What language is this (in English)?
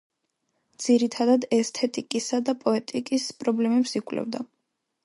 Georgian